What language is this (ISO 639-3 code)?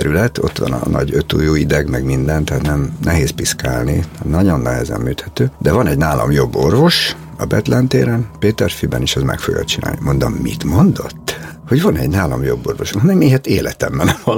hun